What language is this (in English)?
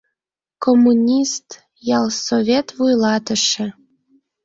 Mari